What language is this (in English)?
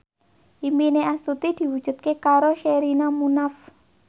Javanese